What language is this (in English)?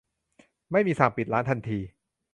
Thai